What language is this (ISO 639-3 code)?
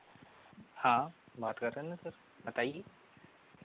hin